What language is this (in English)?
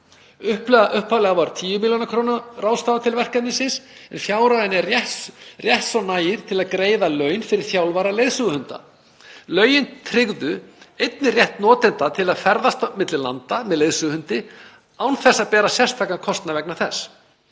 Icelandic